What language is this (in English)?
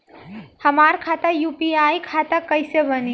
Bhojpuri